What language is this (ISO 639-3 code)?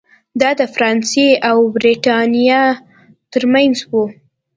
pus